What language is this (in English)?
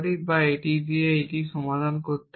Bangla